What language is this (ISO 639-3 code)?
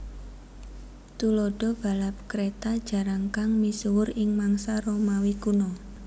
jav